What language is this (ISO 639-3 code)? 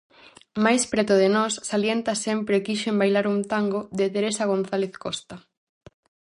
glg